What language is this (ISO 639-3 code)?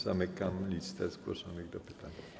pol